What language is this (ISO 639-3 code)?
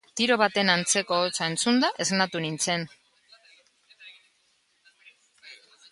eus